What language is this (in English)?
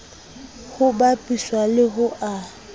Southern Sotho